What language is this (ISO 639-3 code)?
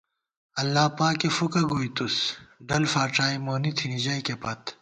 gwt